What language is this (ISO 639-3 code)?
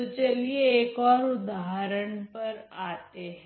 hin